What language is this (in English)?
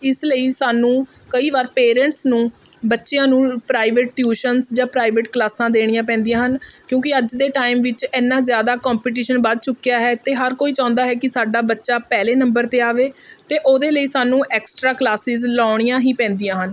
Punjabi